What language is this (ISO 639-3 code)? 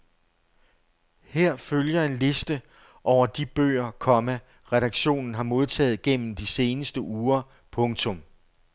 dan